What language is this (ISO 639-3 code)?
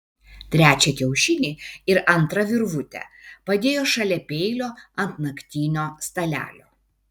lit